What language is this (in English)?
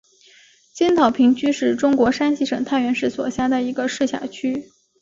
Chinese